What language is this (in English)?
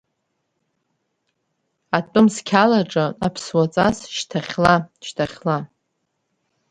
Abkhazian